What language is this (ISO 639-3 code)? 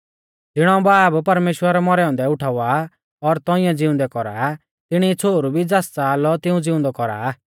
bfz